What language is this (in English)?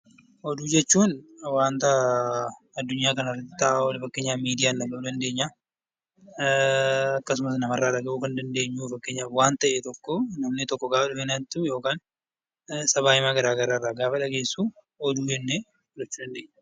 Oromo